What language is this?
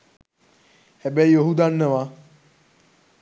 Sinhala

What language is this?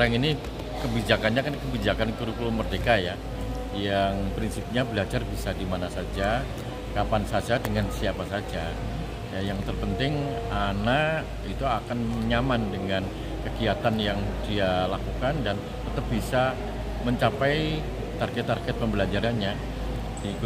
Indonesian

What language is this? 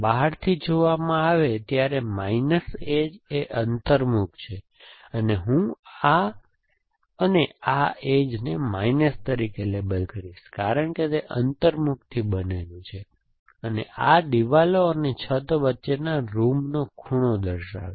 Gujarati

